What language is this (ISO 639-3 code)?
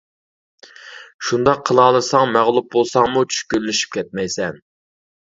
uig